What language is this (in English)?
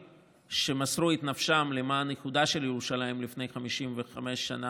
Hebrew